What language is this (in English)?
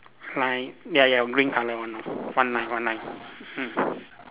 English